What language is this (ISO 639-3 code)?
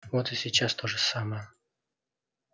rus